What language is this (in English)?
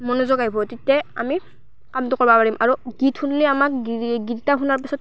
Assamese